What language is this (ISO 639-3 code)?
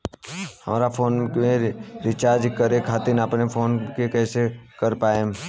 bho